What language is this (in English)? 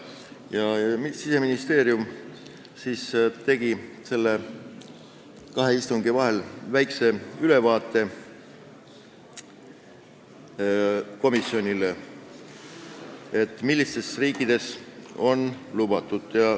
Estonian